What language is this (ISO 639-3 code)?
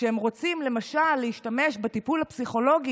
heb